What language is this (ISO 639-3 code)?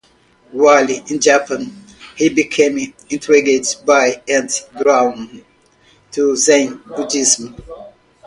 eng